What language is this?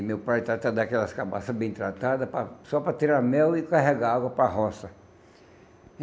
Portuguese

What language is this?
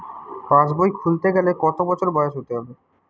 Bangla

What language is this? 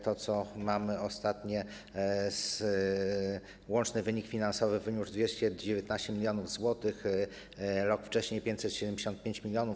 Polish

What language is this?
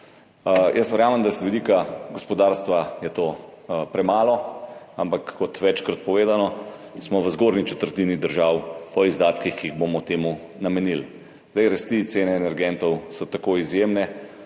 Slovenian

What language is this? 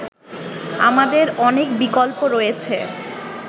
Bangla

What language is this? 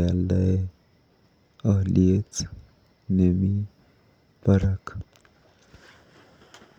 Kalenjin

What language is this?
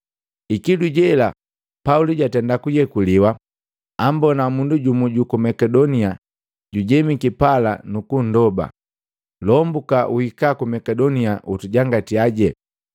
Matengo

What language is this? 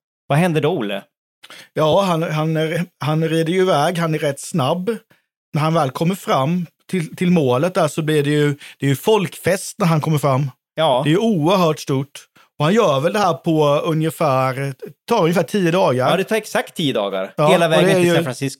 Swedish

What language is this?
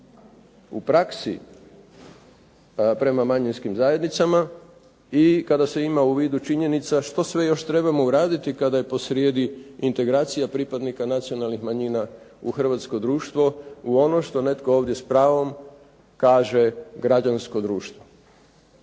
Croatian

